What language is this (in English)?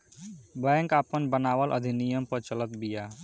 Bhojpuri